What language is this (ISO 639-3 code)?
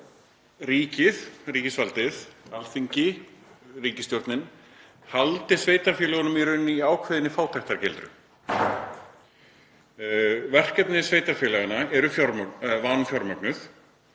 isl